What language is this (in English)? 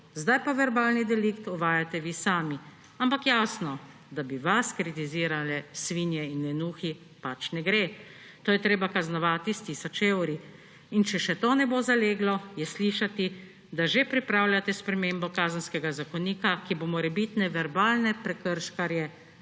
Slovenian